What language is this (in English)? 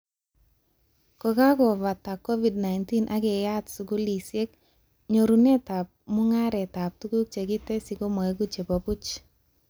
Kalenjin